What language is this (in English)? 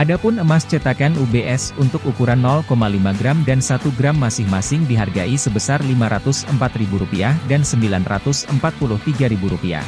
Indonesian